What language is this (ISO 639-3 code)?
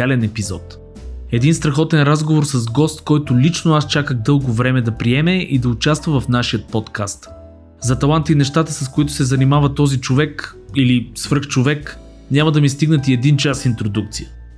bul